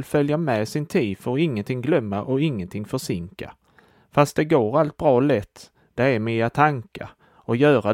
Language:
Swedish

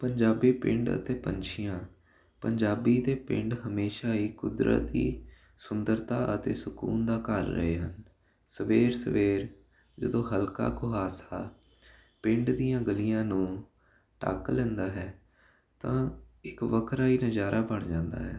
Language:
Punjabi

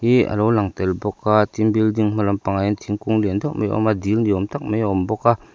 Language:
Mizo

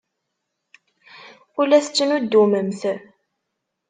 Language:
Kabyle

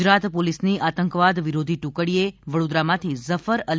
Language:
Gujarati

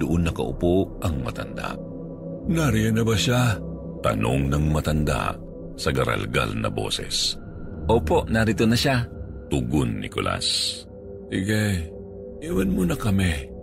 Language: Filipino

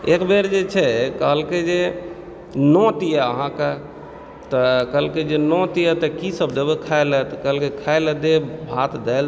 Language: Maithili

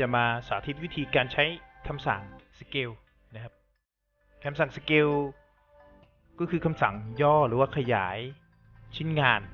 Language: Thai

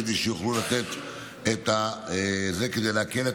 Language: Hebrew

